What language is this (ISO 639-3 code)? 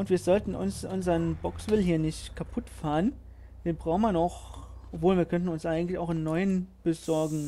deu